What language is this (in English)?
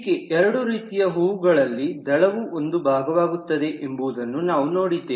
Kannada